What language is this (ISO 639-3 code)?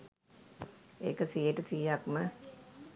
sin